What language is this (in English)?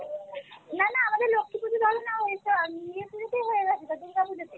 Bangla